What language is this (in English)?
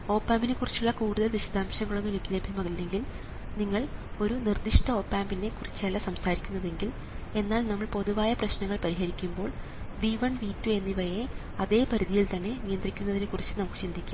Malayalam